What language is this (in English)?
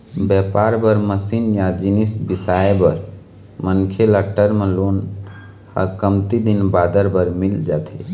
Chhattisgarhi